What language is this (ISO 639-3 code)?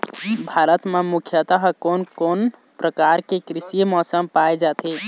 hne